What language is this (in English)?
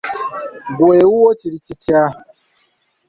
Ganda